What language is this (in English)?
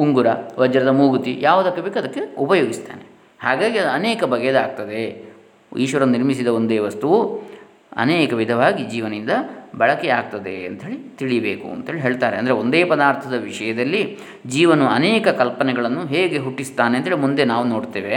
Kannada